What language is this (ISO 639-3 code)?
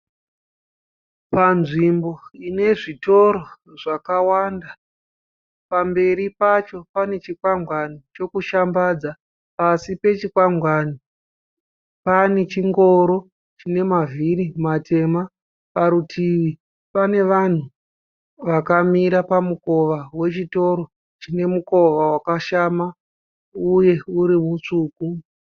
sna